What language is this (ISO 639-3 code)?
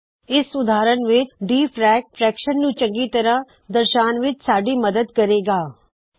pan